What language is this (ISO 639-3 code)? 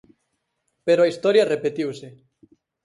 glg